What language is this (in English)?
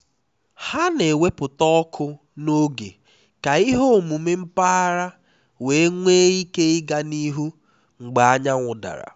Igbo